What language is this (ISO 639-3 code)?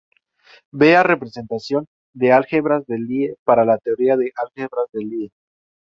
spa